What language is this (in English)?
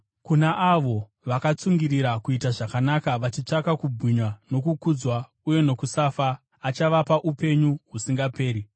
Shona